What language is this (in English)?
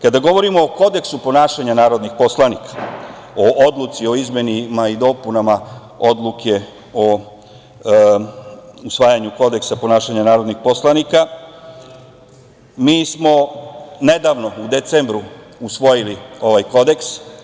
Serbian